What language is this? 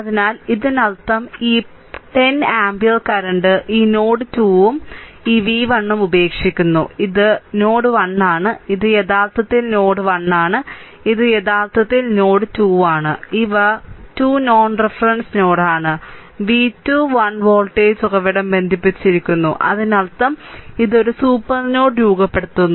Malayalam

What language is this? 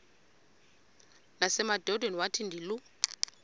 Xhosa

